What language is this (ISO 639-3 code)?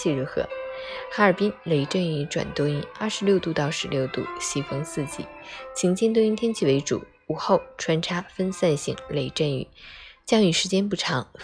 zho